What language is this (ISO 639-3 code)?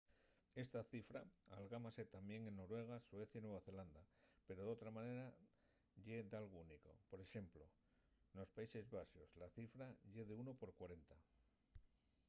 ast